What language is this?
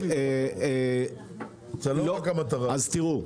Hebrew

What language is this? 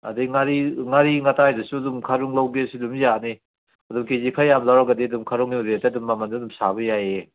Manipuri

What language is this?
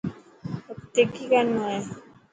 Dhatki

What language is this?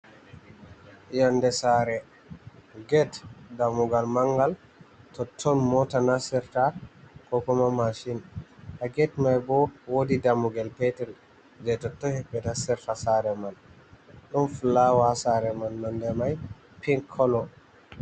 Fula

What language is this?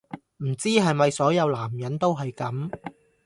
Cantonese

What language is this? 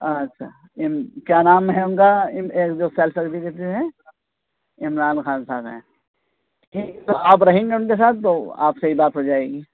Urdu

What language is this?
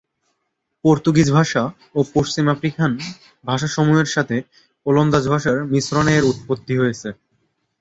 Bangla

